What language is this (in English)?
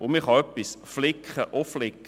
Swiss German